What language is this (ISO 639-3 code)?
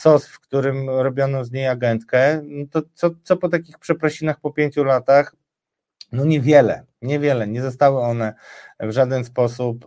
pol